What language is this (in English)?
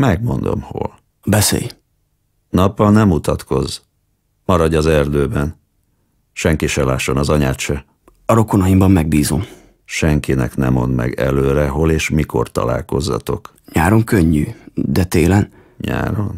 Hungarian